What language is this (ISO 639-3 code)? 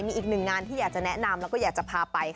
tha